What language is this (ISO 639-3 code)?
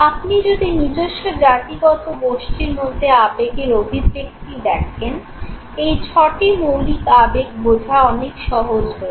ben